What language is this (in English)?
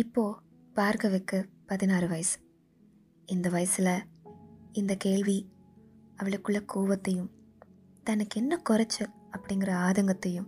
Tamil